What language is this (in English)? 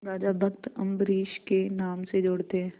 Hindi